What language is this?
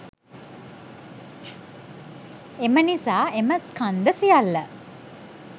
Sinhala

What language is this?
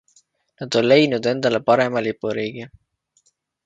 Estonian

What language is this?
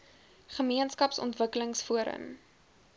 Afrikaans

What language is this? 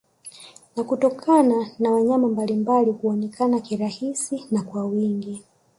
Swahili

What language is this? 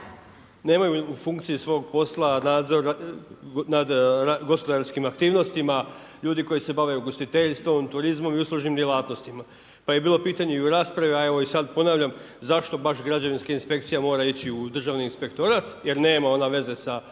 Croatian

